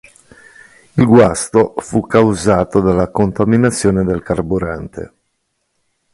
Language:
Italian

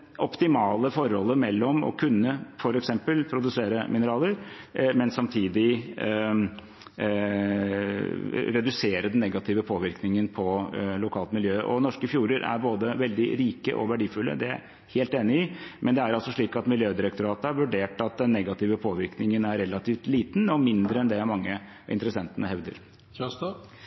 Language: Norwegian Bokmål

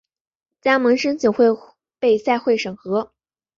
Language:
Chinese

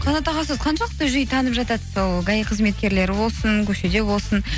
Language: Kazakh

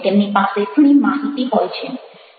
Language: Gujarati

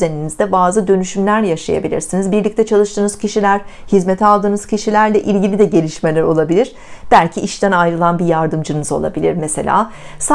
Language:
Turkish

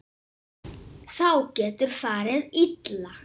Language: Icelandic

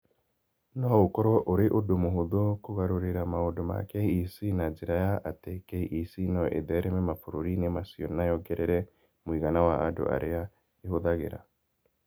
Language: Kikuyu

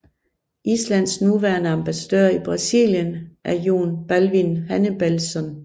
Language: Danish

